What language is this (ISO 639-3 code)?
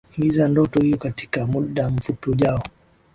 swa